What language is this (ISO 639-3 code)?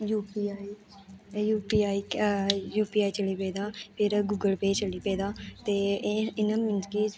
doi